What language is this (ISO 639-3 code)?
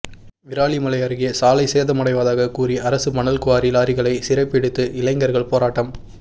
tam